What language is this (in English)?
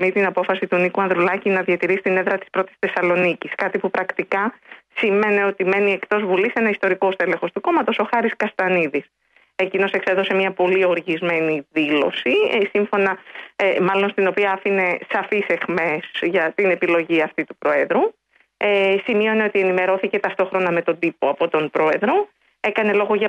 Greek